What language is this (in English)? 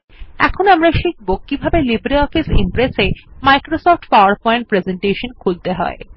Bangla